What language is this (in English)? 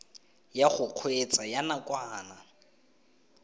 Tswana